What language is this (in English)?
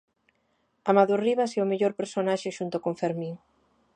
Galician